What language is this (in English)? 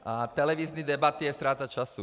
Czech